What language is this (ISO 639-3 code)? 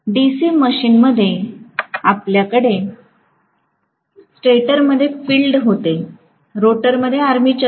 mar